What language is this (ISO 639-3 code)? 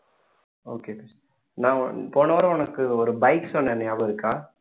tam